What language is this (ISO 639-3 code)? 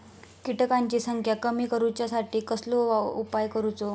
mar